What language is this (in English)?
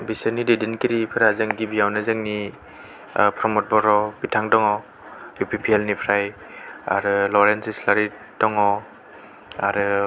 Bodo